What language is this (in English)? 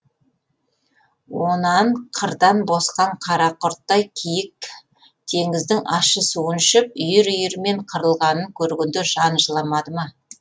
Kazakh